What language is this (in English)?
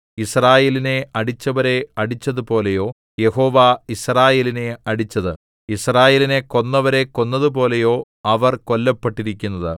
Malayalam